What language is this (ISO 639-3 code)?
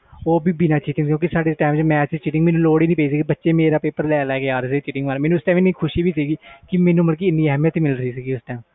pan